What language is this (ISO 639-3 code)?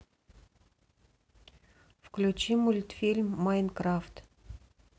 rus